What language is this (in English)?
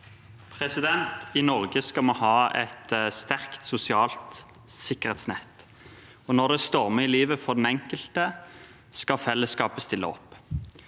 Norwegian